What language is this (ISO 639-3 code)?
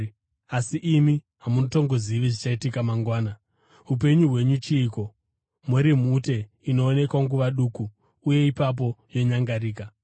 sna